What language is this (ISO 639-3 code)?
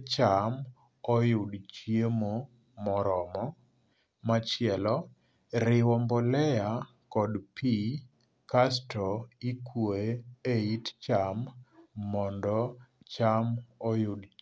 luo